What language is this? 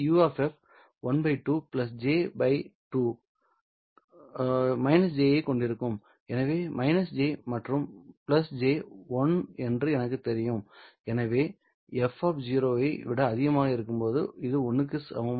Tamil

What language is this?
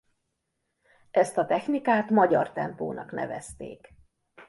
Hungarian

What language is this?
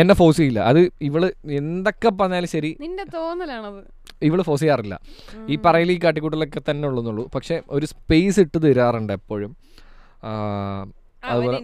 Malayalam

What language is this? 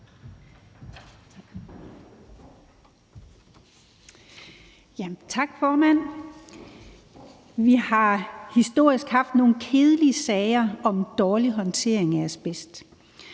Danish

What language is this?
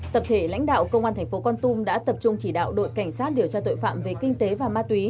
Vietnamese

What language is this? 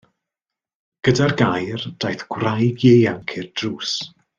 Welsh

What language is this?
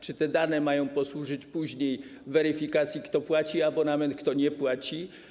Polish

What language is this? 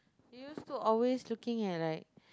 English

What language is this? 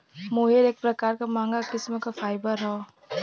Bhojpuri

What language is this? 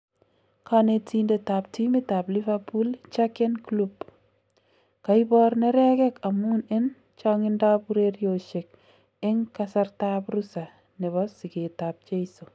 Kalenjin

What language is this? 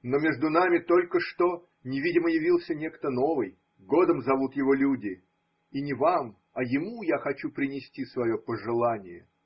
Russian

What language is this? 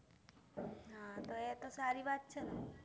Gujarati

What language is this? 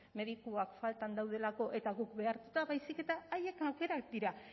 Basque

